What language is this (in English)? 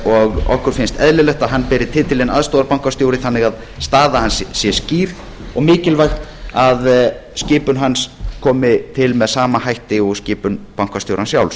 Icelandic